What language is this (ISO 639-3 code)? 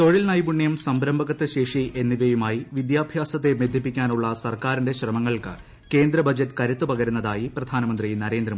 mal